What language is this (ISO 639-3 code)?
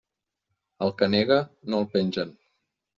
cat